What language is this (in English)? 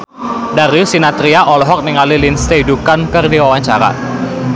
Sundanese